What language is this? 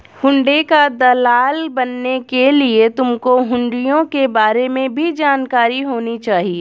Hindi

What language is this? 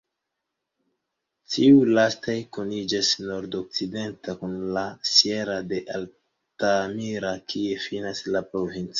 Esperanto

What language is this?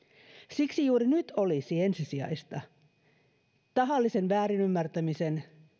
Finnish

